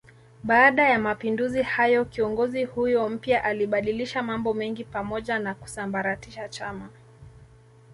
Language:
Swahili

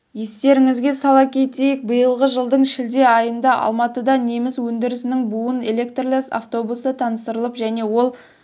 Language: Kazakh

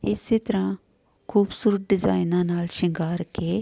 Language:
Punjabi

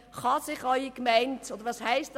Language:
Swiss German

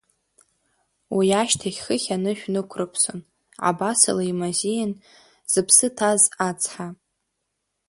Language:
Abkhazian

